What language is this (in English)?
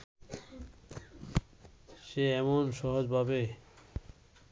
Bangla